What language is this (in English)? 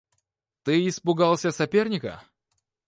Russian